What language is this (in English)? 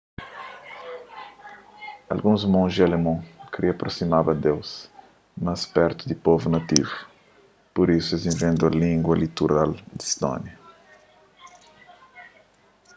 Kabuverdianu